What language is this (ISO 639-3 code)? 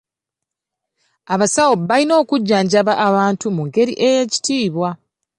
lug